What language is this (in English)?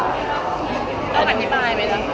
Thai